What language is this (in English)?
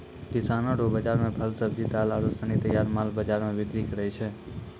Maithili